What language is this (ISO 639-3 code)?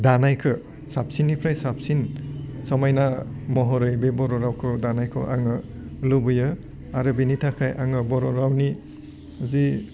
brx